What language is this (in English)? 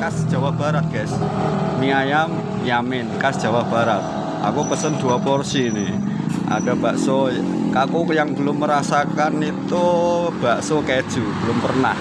Indonesian